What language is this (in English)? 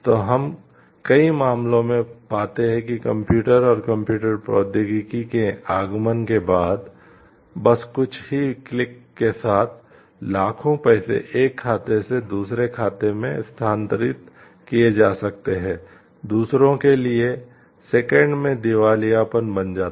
Hindi